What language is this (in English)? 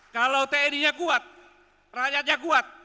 Indonesian